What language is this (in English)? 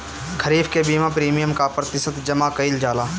Bhojpuri